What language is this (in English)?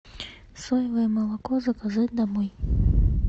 Russian